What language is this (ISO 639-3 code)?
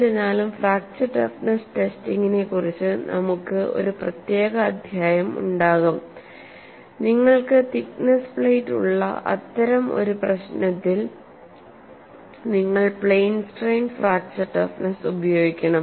mal